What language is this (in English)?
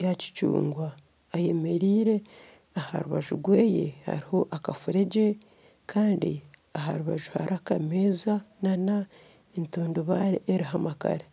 Nyankole